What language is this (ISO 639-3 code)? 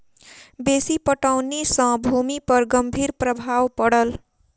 mai